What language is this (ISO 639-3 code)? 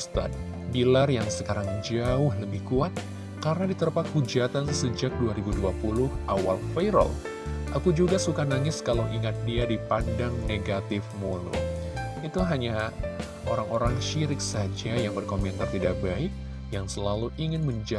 ind